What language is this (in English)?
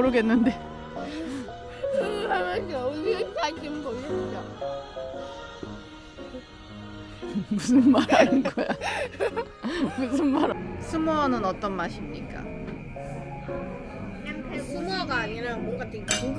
Korean